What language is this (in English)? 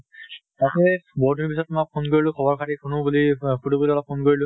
Assamese